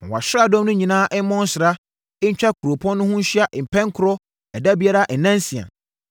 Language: Akan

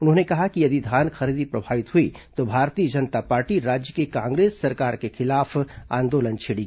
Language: Hindi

